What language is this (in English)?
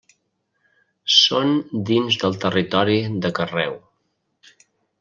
Catalan